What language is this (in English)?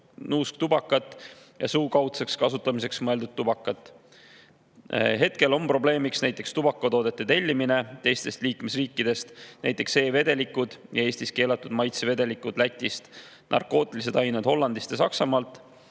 Estonian